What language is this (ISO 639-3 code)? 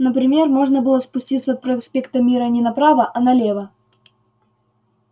rus